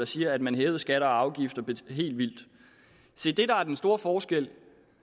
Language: Danish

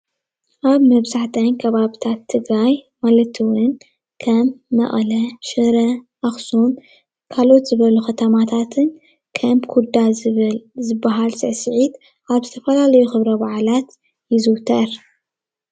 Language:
Tigrinya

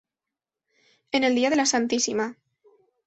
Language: Spanish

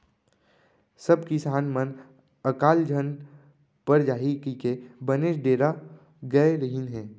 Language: Chhattisgarhi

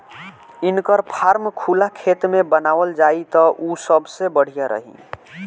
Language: Bhojpuri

